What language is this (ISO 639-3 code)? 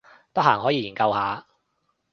yue